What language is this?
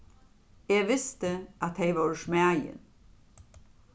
Faroese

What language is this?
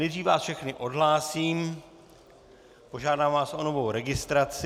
Czech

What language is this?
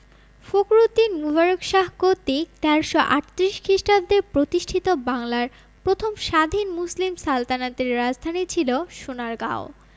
Bangla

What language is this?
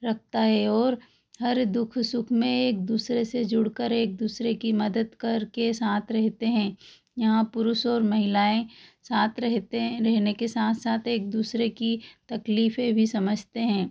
Hindi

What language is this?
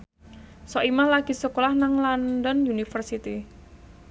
Javanese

